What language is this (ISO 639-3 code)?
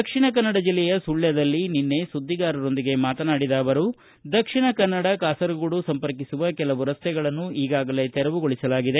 kan